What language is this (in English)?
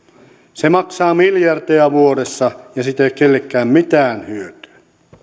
Finnish